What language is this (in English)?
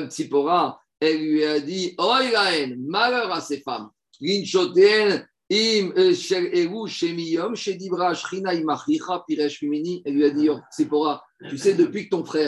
French